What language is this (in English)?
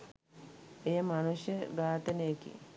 Sinhala